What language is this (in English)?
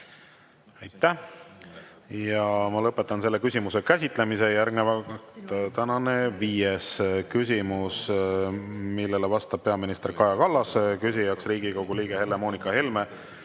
Estonian